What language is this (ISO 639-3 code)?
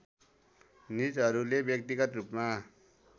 nep